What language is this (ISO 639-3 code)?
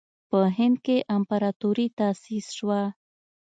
pus